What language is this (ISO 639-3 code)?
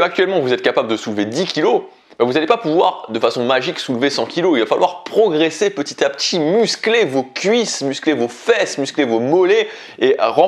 fra